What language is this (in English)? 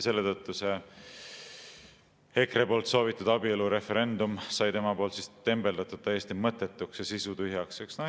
Estonian